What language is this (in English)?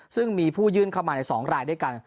Thai